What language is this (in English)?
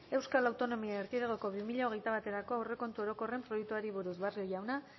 Basque